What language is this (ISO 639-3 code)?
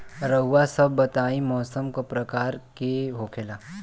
bho